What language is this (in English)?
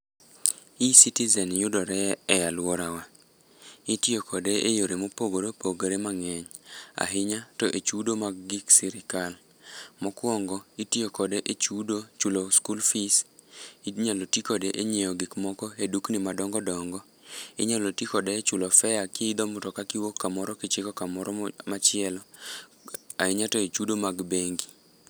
Luo (Kenya and Tanzania)